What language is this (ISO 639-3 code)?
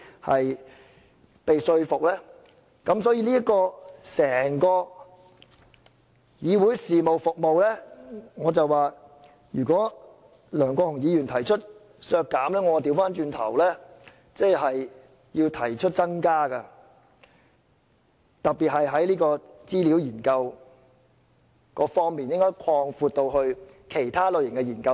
yue